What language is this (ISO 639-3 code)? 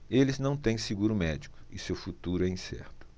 por